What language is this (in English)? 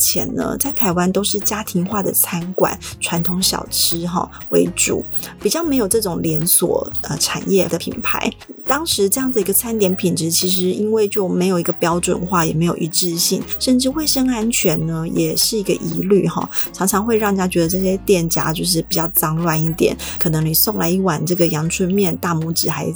Chinese